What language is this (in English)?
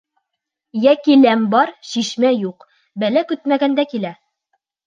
Bashkir